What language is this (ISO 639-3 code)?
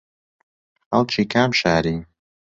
ckb